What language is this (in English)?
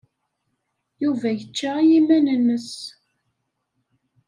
Kabyle